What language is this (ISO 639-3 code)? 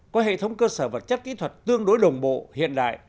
vie